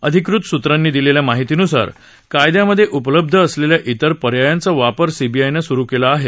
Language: Marathi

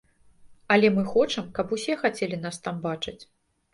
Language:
Belarusian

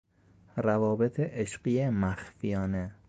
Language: Persian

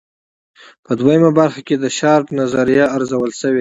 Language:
Pashto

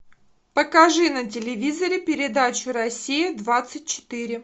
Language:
Russian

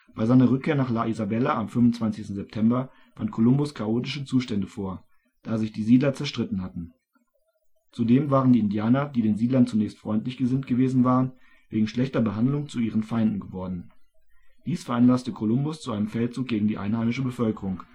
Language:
German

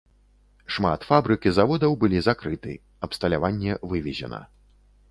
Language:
Belarusian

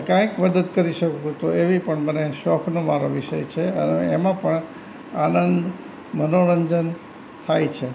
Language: Gujarati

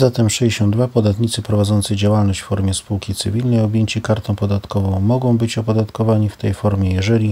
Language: Polish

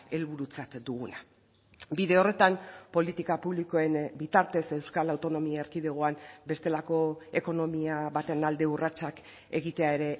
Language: Basque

